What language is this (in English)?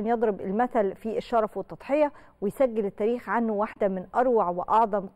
Arabic